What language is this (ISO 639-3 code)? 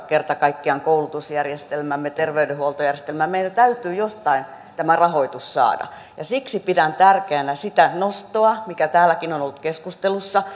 fin